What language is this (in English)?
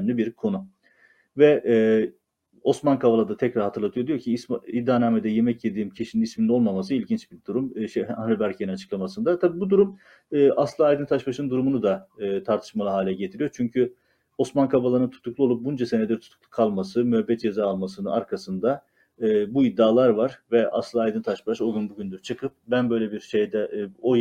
Turkish